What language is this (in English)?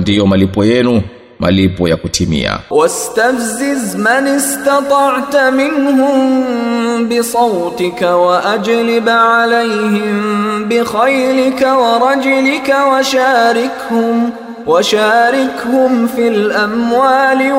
Swahili